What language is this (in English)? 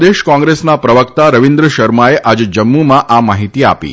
Gujarati